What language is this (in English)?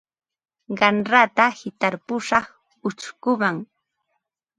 Ambo-Pasco Quechua